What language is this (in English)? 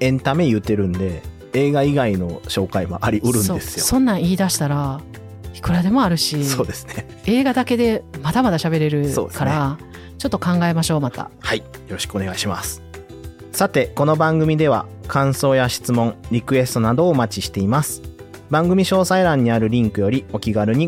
Japanese